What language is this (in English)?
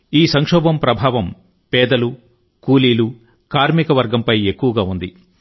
Telugu